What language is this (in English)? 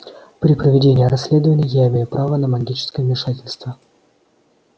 Russian